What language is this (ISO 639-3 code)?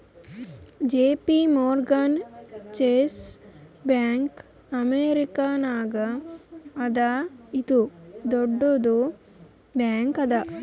kan